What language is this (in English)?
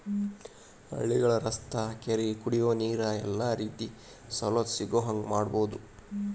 Kannada